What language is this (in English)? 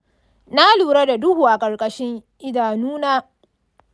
Hausa